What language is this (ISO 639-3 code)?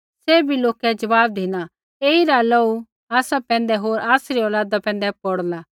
kfx